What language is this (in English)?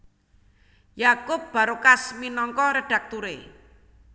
Javanese